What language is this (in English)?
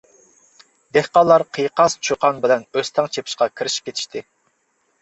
Uyghur